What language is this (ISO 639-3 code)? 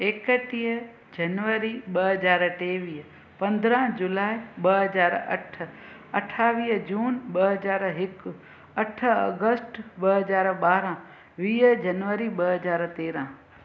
snd